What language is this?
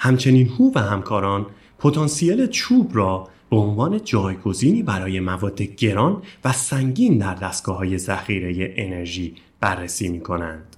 Persian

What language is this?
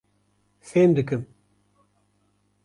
Kurdish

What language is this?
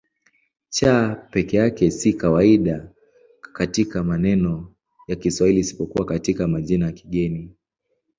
Swahili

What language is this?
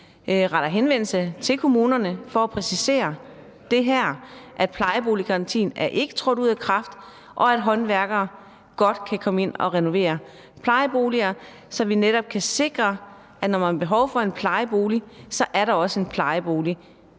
Danish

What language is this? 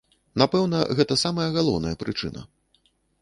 Belarusian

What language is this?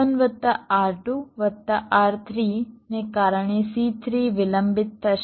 Gujarati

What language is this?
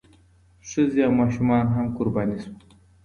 Pashto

